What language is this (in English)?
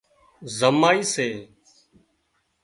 Wadiyara Koli